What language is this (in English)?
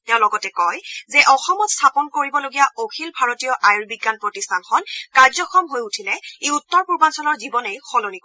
Assamese